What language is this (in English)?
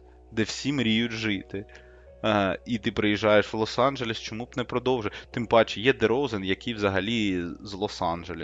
Ukrainian